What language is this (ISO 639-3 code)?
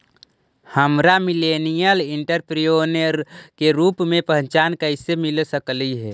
mag